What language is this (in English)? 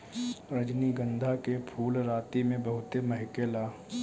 Bhojpuri